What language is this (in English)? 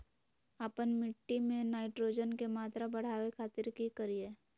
Magahi